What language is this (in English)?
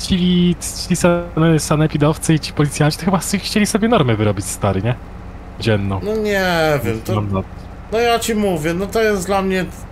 Polish